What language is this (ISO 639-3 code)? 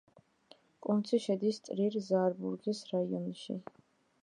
kat